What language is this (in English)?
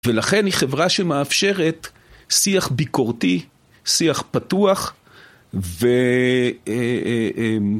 Hebrew